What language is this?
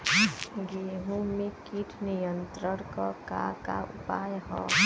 Bhojpuri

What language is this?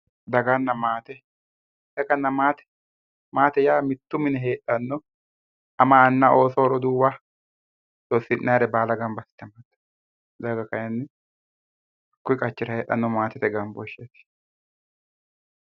Sidamo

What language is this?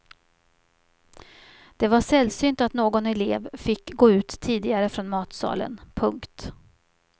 Swedish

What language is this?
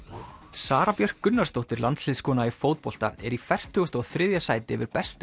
Icelandic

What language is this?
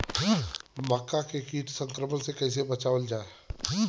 Bhojpuri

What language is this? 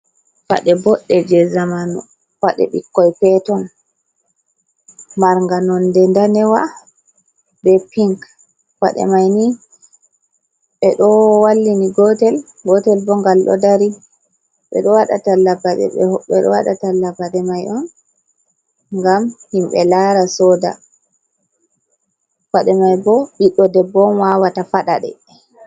Fula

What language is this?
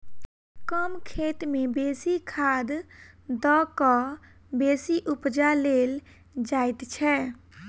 Maithili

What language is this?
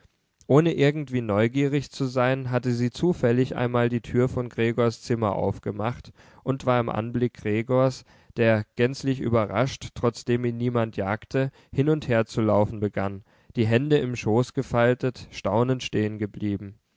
German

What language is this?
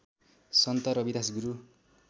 Nepali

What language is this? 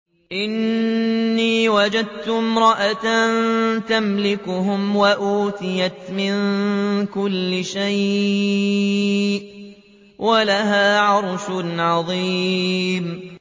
Arabic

